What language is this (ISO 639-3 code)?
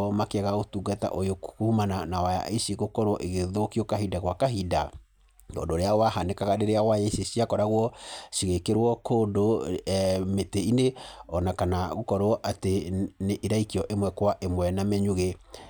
kik